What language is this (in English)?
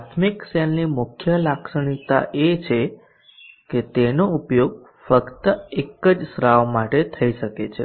Gujarati